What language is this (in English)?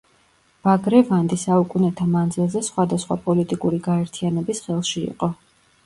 Georgian